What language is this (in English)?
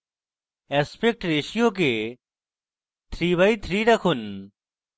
Bangla